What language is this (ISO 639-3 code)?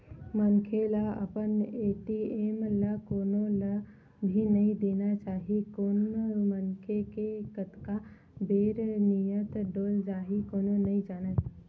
hne